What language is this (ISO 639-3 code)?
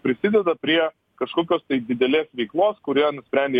lit